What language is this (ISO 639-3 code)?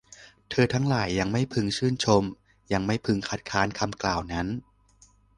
tha